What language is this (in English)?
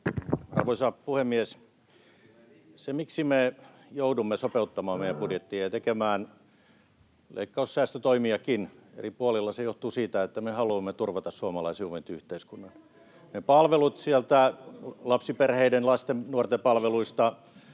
Finnish